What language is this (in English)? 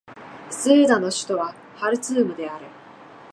Japanese